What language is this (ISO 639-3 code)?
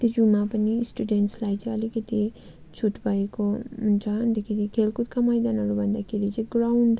nep